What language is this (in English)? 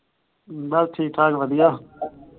Punjabi